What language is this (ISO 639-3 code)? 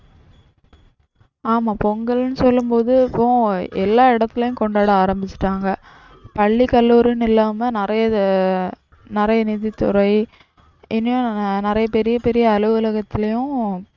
tam